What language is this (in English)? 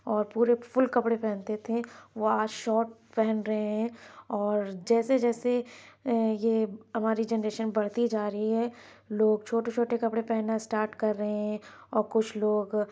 Urdu